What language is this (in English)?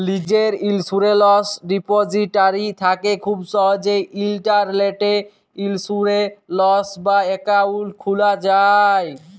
Bangla